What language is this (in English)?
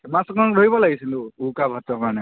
Assamese